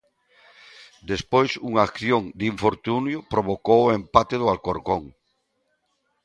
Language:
Galician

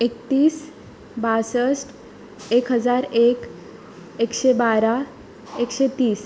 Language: Konkani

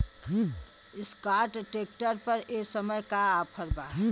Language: Bhojpuri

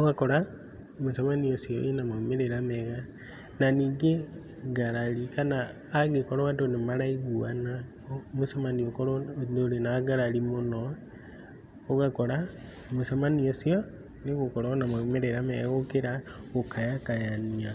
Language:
Kikuyu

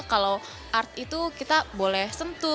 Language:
Indonesian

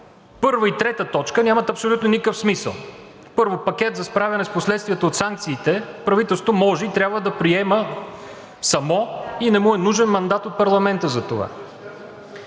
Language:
Bulgarian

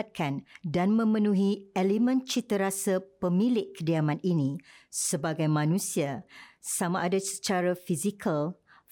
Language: Malay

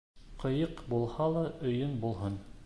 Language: Bashkir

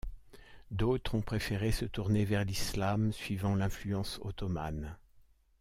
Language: French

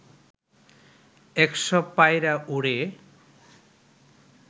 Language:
Bangla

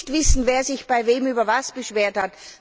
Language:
German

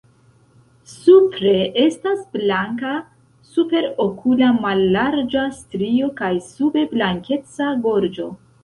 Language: Esperanto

